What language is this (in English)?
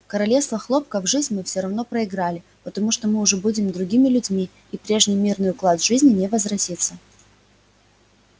Russian